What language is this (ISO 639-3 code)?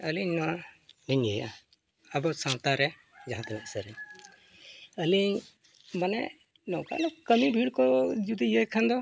sat